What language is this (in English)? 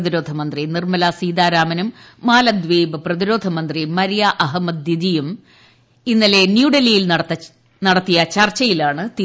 Malayalam